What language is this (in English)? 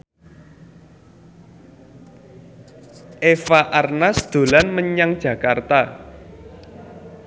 Javanese